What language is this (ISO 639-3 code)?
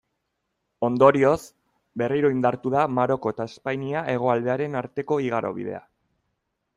eus